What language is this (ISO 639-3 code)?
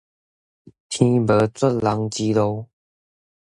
nan